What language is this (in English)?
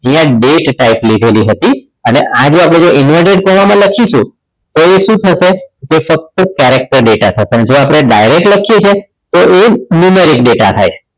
Gujarati